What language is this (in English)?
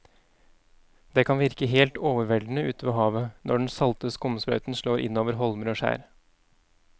Norwegian